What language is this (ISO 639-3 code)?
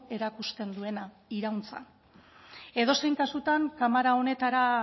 eus